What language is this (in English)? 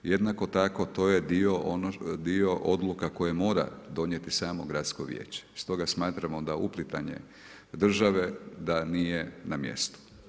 Croatian